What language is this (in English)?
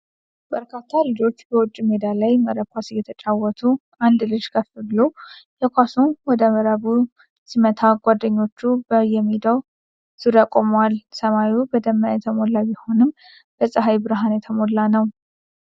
Amharic